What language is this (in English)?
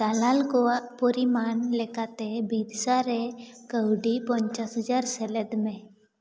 Santali